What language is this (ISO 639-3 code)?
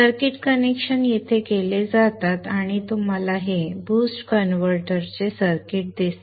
mar